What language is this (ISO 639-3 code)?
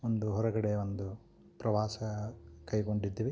kan